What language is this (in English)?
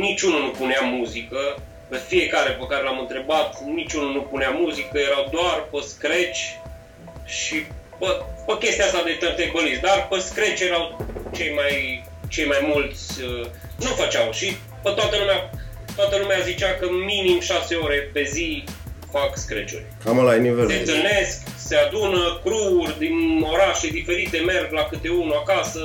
Romanian